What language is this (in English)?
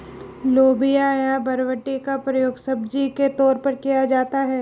Hindi